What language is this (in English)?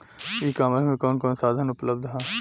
Bhojpuri